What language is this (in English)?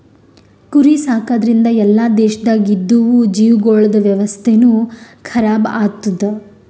Kannada